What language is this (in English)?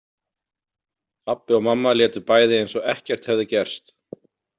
Icelandic